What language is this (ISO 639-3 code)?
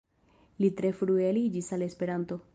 epo